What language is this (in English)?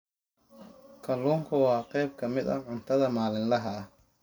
Somali